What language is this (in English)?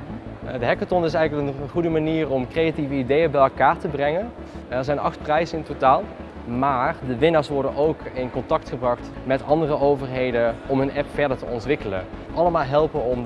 Dutch